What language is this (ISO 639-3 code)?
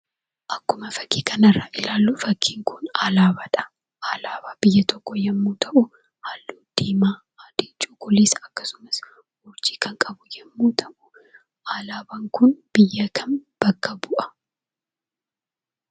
orm